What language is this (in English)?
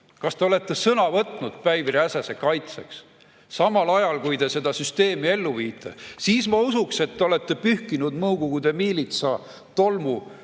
Estonian